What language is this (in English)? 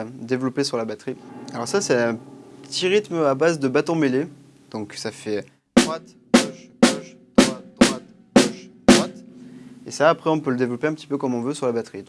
French